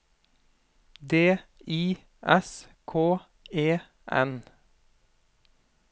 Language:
Norwegian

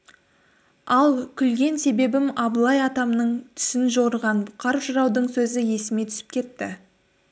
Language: Kazakh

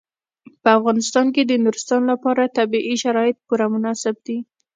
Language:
Pashto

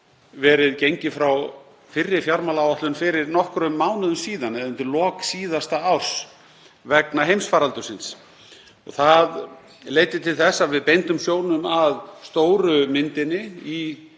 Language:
Icelandic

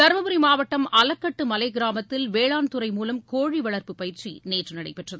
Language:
Tamil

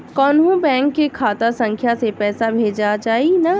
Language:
Bhojpuri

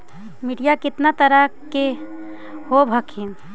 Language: Magahi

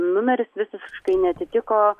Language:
Lithuanian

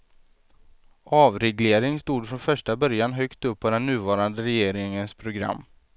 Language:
Swedish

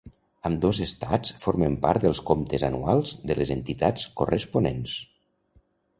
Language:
Catalan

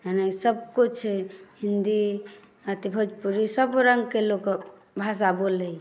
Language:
Maithili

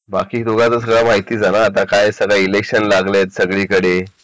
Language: Marathi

